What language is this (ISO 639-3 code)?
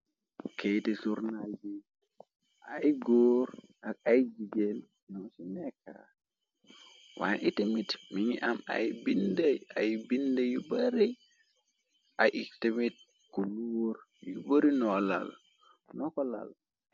wol